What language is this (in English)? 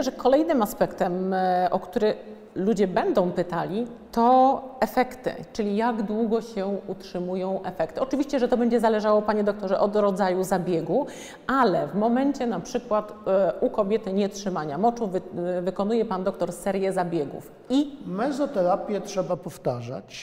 Polish